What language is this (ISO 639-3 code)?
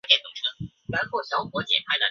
zho